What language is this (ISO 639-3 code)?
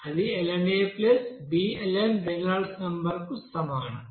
tel